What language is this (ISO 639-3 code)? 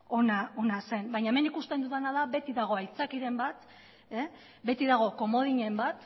eus